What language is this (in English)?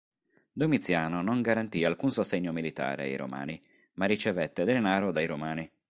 Italian